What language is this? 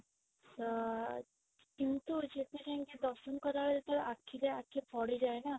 Odia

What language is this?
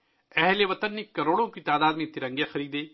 Urdu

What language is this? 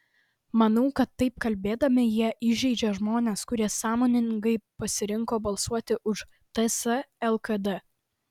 Lithuanian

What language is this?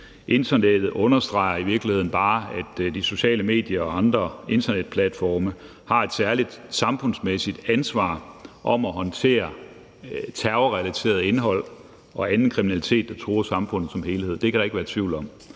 Danish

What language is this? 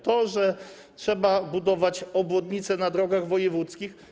Polish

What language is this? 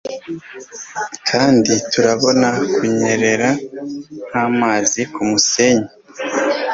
Kinyarwanda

